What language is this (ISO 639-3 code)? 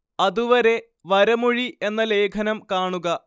mal